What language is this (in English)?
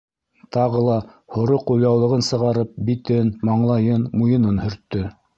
Bashkir